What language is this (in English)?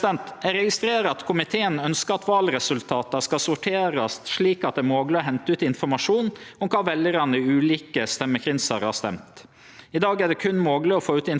Norwegian